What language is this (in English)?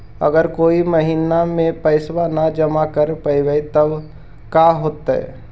Magahi